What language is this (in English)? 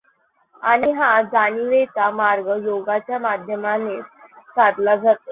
Marathi